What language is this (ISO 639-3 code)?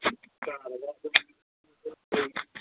mni